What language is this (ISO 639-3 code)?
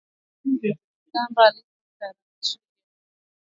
swa